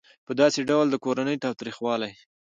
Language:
Pashto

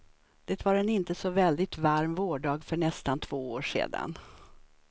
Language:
Swedish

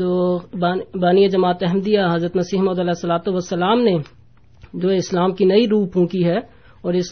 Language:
Urdu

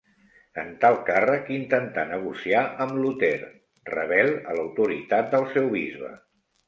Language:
Catalan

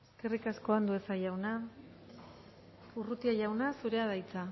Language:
Basque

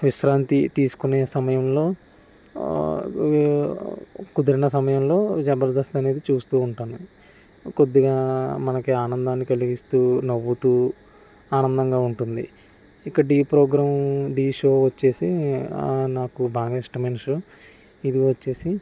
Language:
Telugu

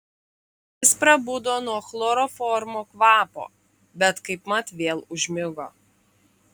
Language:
Lithuanian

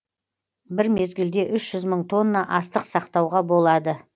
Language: Kazakh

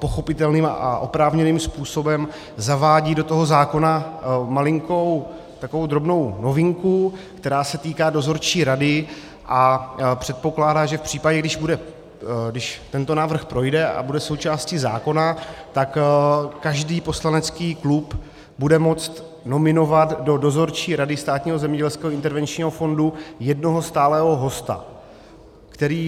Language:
Czech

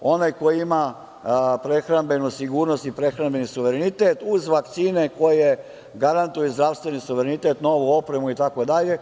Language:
Serbian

